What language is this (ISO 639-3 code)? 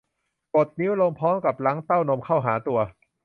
tha